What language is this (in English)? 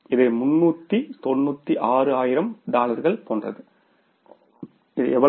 Tamil